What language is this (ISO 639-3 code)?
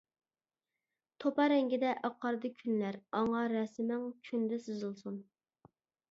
uig